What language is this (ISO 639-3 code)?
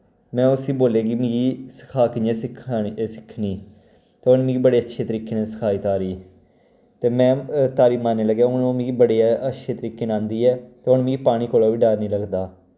doi